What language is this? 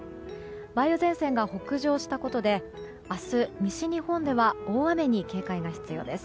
Japanese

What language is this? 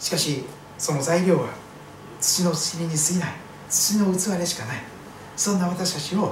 Japanese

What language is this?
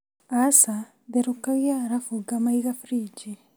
Kikuyu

